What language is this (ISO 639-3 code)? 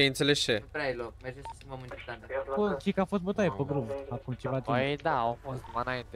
ron